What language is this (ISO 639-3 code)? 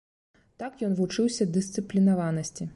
bel